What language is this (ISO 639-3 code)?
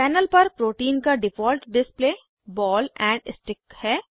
hin